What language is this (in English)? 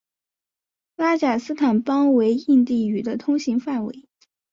Chinese